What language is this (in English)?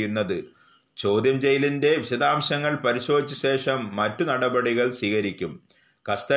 Malayalam